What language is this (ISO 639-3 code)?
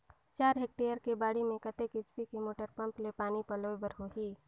hne